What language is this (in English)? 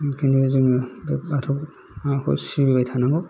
Bodo